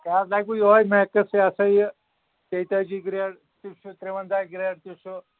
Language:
Kashmiri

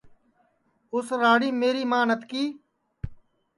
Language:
Sansi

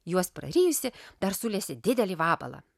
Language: Lithuanian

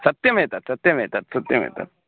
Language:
Sanskrit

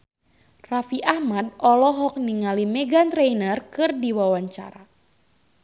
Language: Sundanese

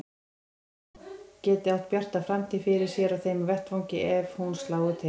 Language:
Icelandic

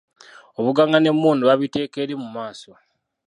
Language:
Ganda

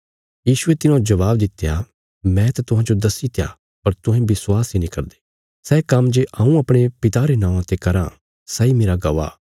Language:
Bilaspuri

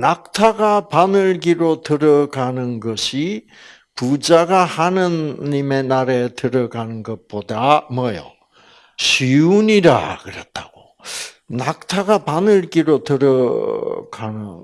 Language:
Korean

